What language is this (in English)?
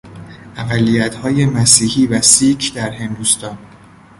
Persian